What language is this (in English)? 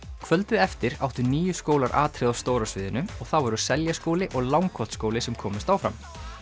Icelandic